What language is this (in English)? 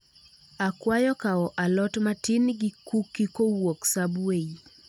Luo (Kenya and Tanzania)